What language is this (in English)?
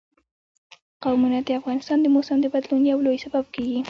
Pashto